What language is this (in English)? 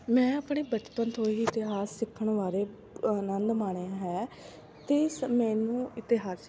Punjabi